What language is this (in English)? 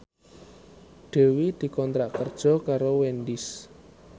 Javanese